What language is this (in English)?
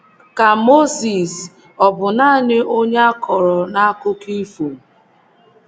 Igbo